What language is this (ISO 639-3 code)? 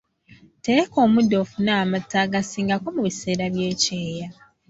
lug